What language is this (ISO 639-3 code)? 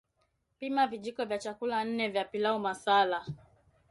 swa